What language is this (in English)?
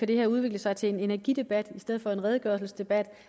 Danish